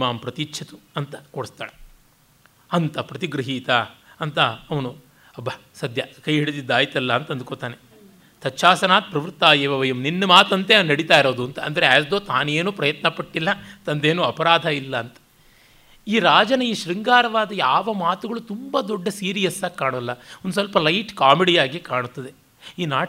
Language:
Kannada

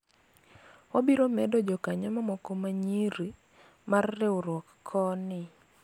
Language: Luo (Kenya and Tanzania)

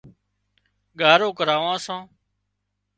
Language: Wadiyara Koli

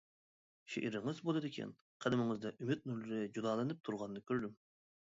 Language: Uyghur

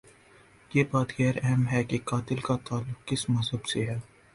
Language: Urdu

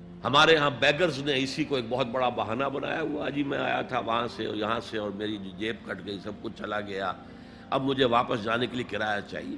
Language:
Urdu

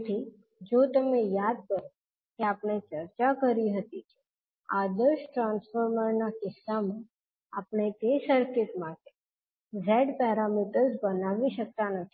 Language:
Gujarati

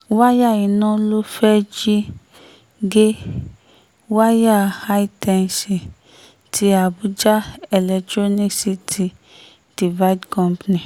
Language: Yoruba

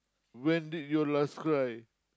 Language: English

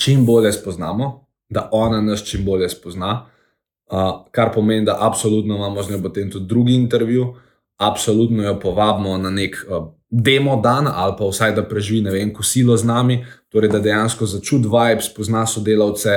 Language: Croatian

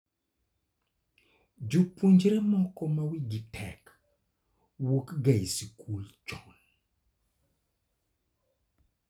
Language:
Luo (Kenya and Tanzania)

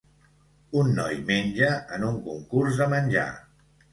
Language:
Catalan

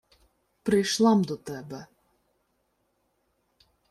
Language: Ukrainian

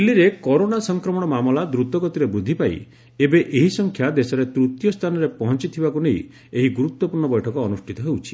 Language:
Odia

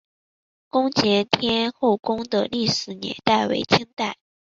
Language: Chinese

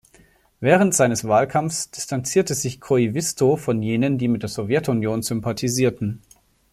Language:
German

